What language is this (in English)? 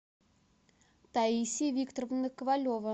Russian